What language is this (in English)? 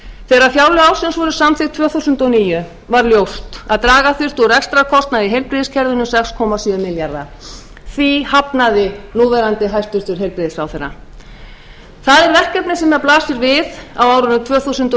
Icelandic